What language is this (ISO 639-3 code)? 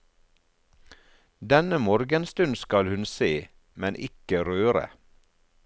nor